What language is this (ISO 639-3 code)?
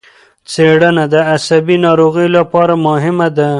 pus